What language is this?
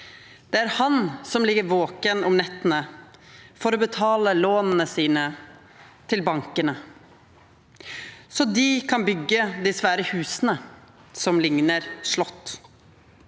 Norwegian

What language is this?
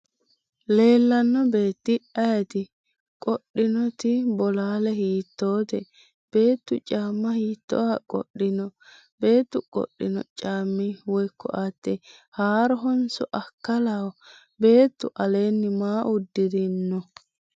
Sidamo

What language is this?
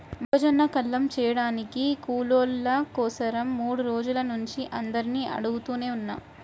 Telugu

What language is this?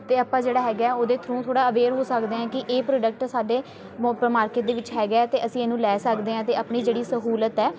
Punjabi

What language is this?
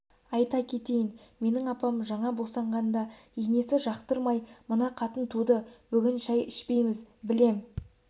Kazakh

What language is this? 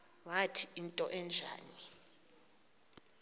Xhosa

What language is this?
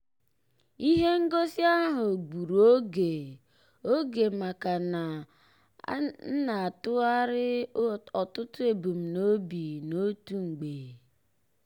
Igbo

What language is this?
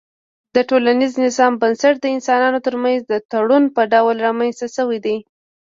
Pashto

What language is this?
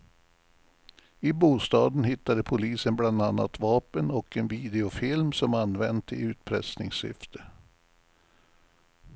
Swedish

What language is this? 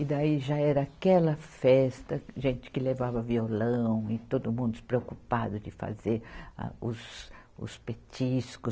Portuguese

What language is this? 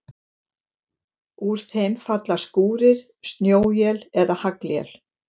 Icelandic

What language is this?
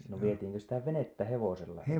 Finnish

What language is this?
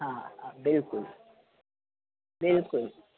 Sindhi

